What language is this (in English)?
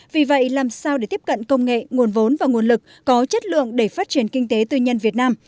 Vietnamese